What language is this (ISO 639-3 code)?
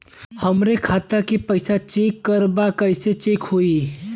bho